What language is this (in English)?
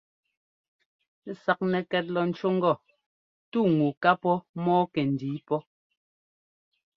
Ngomba